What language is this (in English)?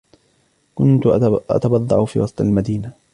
Arabic